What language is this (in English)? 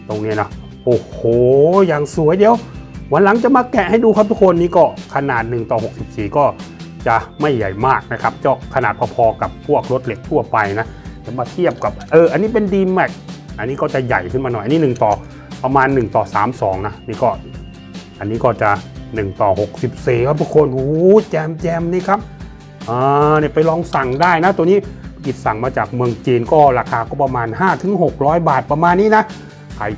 Thai